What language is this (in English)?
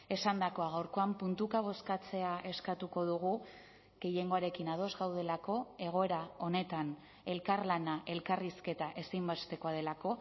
Basque